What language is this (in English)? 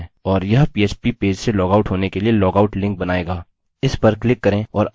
Hindi